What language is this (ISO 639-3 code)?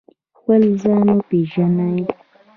pus